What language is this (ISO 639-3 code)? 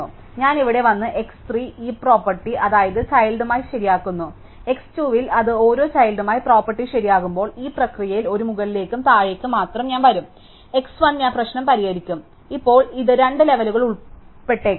mal